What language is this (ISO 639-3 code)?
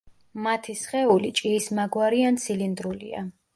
kat